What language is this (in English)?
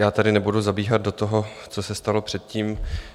Czech